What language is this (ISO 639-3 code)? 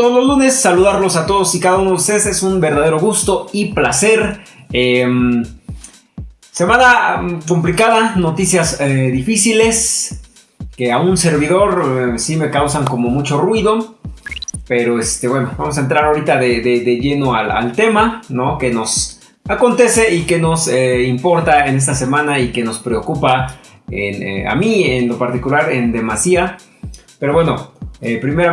spa